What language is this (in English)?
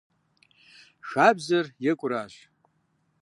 Kabardian